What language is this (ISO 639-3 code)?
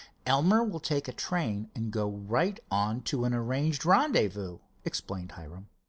eng